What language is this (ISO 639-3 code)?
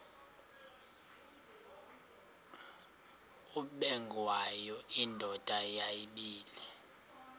xho